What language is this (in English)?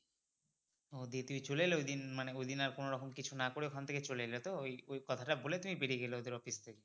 Bangla